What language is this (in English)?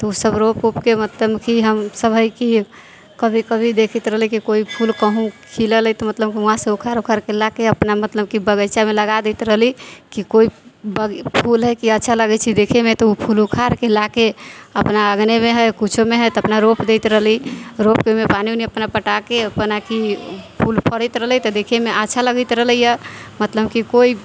Maithili